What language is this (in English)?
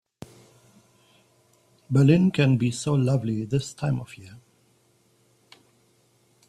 English